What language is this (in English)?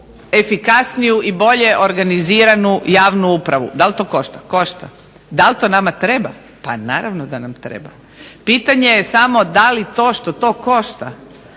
Croatian